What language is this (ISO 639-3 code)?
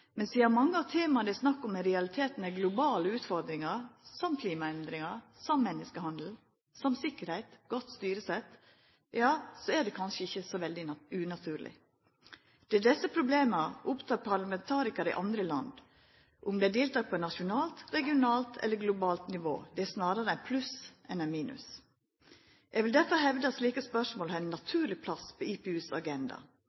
nno